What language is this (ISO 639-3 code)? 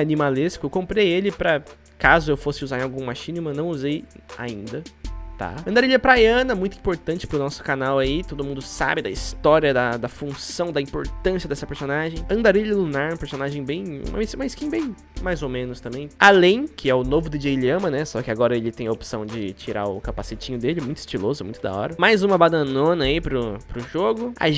por